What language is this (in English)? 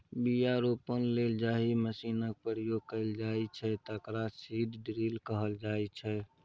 Maithili